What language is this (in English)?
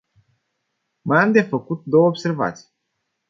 Romanian